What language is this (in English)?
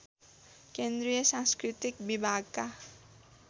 Nepali